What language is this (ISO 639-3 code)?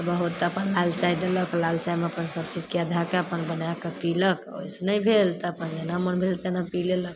mai